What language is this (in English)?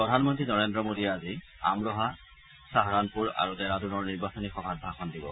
Assamese